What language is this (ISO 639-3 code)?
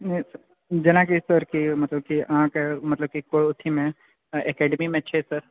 mai